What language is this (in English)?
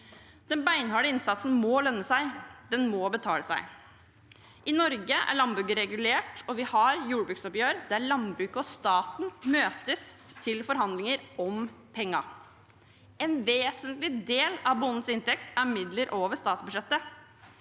Norwegian